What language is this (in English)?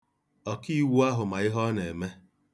Igbo